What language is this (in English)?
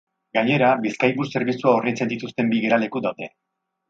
Basque